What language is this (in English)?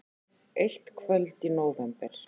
Icelandic